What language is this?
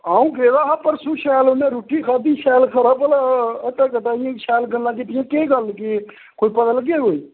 Dogri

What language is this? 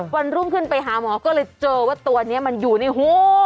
Thai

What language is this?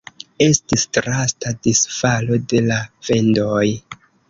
Esperanto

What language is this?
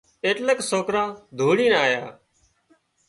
Wadiyara Koli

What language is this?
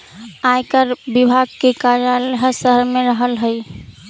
Magahi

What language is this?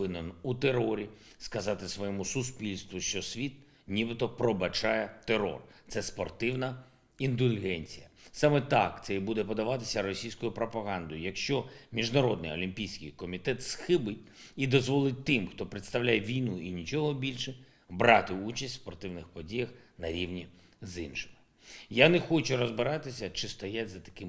Ukrainian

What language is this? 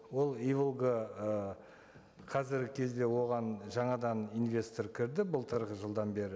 Kazakh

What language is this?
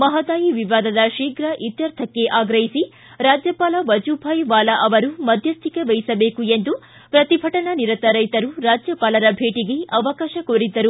Kannada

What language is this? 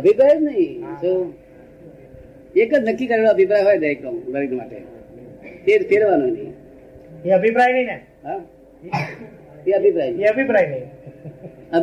Gujarati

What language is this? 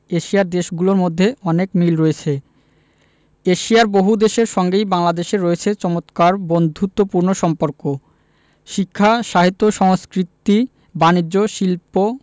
Bangla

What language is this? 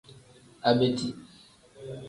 Tem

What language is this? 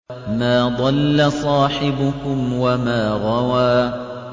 Arabic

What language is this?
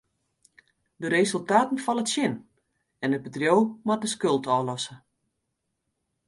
Western Frisian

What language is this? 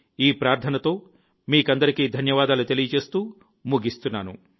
Telugu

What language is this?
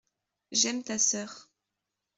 French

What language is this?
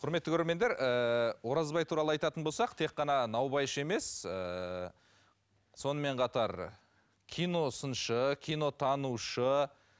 Kazakh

